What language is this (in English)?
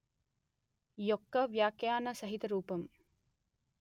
Telugu